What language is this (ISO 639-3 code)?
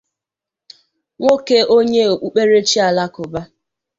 ibo